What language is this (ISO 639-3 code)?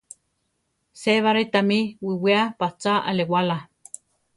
tar